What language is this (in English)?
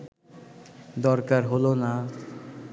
Bangla